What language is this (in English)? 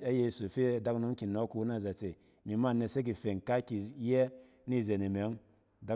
Cen